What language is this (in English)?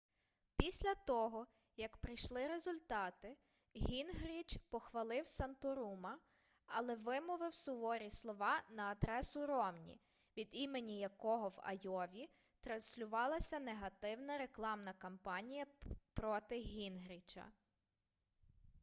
Ukrainian